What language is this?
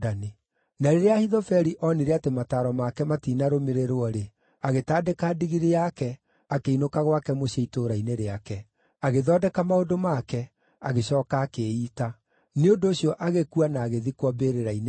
Kikuyu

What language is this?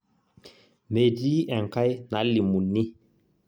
Masai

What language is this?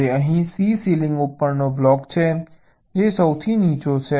Gujarati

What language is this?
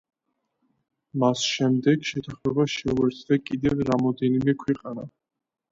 Georgian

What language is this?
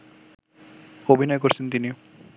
Bangla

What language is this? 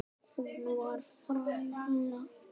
Icelandic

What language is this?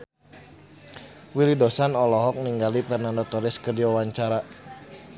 Sundanese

